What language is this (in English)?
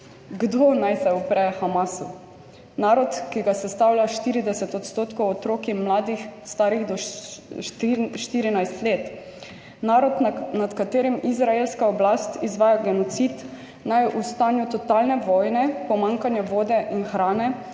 Slovenian